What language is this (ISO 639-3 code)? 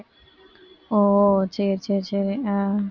tam